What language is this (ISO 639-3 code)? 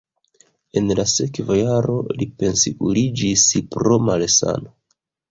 epo